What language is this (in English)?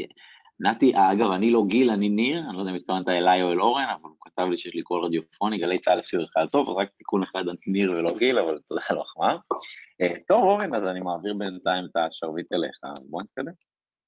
Hebrew